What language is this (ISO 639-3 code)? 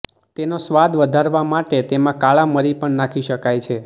guj